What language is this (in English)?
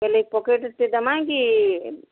Odia